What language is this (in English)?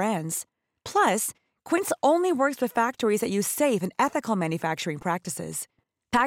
Filipino